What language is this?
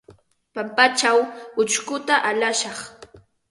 Ambo-Pasco Quechua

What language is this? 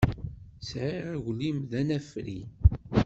Kabyle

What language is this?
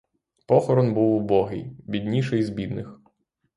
Ukrainian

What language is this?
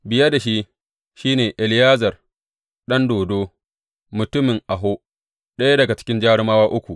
Hausa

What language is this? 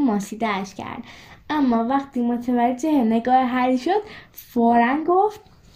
Persian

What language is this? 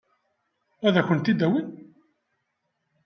Kabyle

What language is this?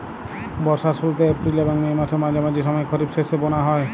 Bangla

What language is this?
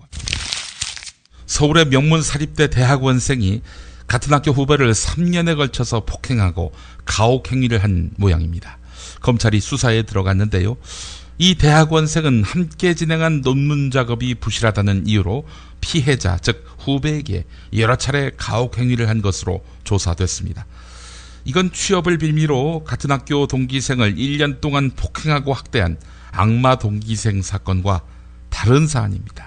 Korean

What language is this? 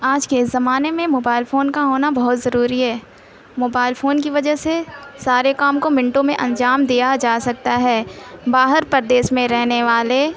Urdu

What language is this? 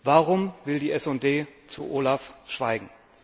German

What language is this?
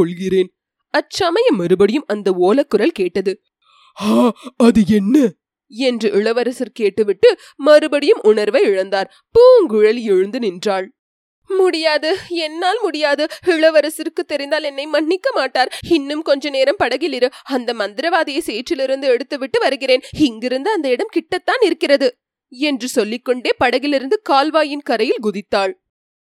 Tamil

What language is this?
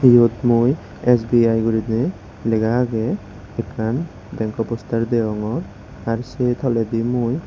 Chakma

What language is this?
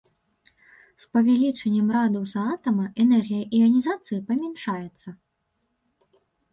Belarusian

